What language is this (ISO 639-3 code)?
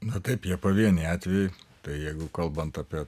lit